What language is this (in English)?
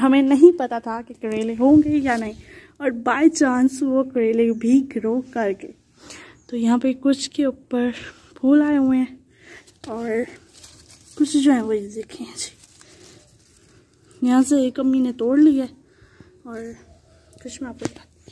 Hindi